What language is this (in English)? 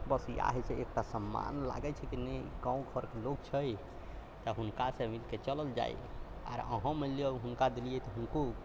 Maithili